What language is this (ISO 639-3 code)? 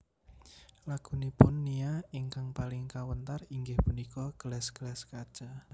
jav